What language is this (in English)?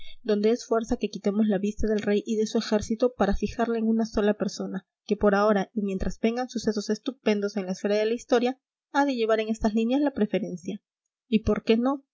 Spanish